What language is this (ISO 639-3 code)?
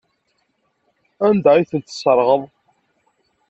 kab